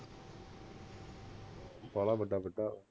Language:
Punjabi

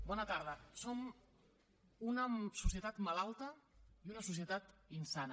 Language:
Catalan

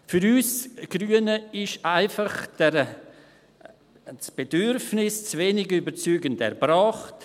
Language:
Swiss German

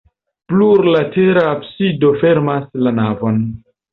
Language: Esperanto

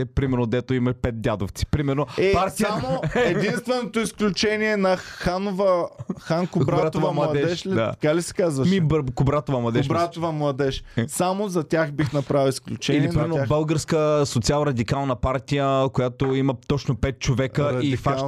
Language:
Bulgarian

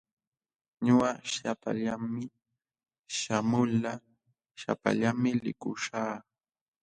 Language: Jauja Wanca Quechua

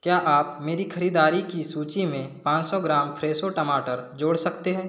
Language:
Hindi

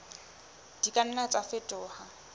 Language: Southern Sotho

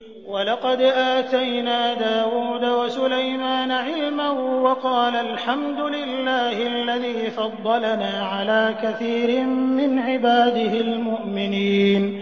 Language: Arabic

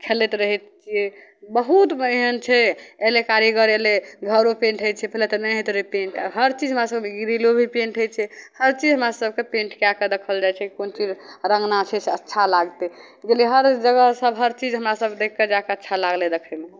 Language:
Maithili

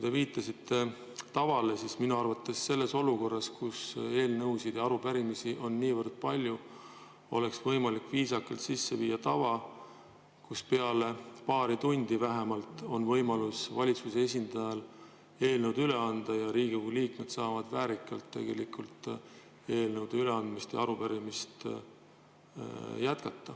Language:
Estonian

